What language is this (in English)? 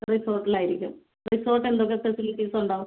Malayalam